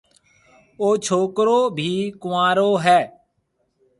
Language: Marwari (Pakistan)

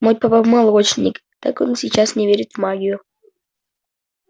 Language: Russian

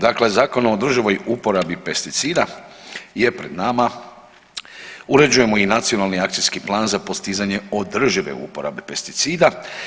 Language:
Croatian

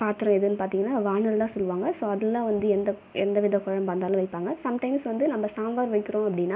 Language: Tamil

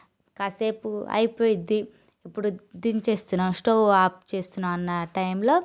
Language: Telugu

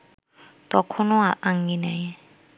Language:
Bangla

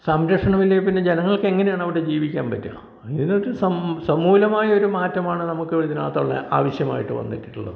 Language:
Malayalam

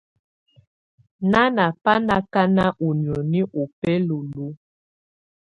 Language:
Tunen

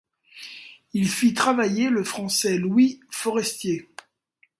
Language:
French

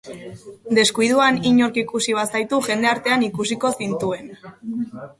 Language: Basque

